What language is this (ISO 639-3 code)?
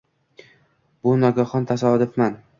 uzb